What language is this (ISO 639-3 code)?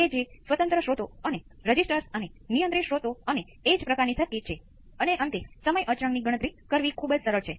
guj